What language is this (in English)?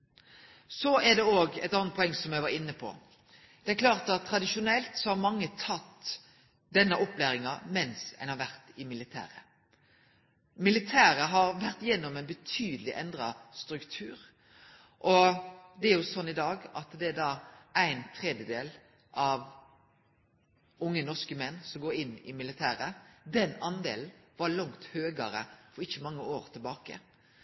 Norwegian Nynorsk